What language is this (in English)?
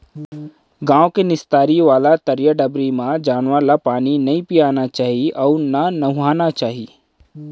Chhattisgarhi